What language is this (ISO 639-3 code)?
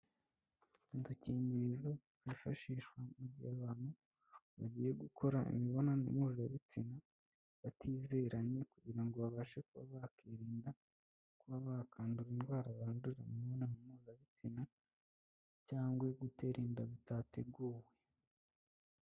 kin